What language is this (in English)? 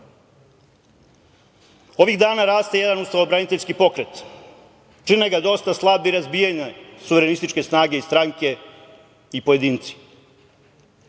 Serbian